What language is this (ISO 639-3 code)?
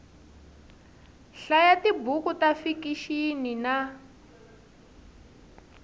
tso